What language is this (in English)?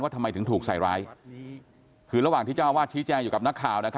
Thai